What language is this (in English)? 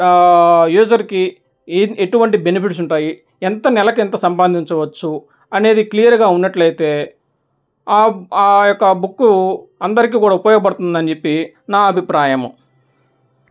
Telugu